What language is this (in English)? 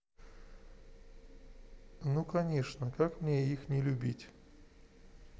Russian